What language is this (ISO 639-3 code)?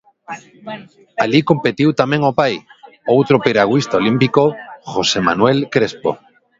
glg